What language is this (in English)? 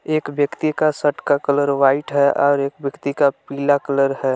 Hindi